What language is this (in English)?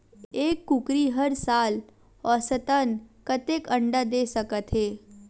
Chhattisgarhi